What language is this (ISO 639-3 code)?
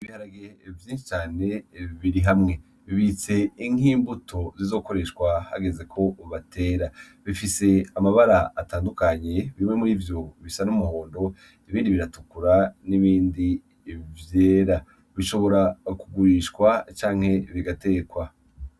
run